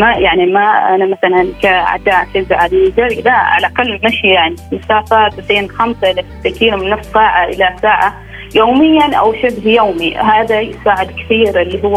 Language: Arabic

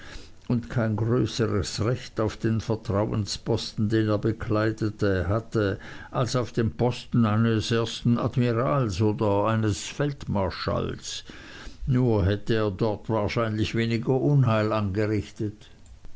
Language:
German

